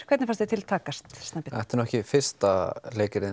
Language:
Icelandic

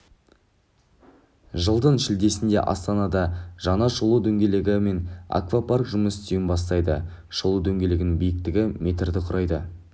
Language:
Kazakh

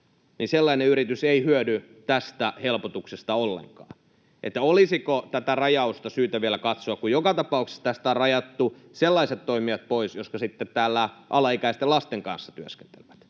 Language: Finnish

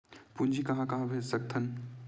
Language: Chhattisgarhi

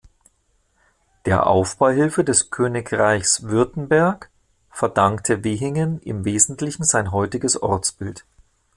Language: German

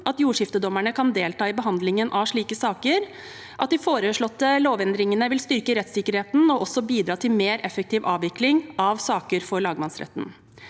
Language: Norwegian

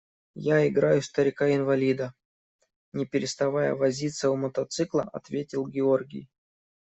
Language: Russian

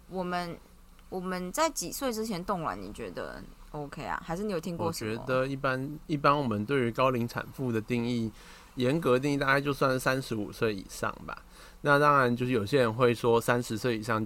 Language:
Chinese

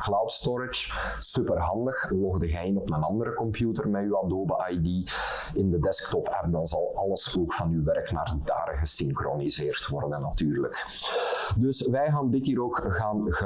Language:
Dutch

